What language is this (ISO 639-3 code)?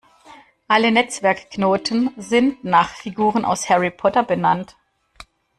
deu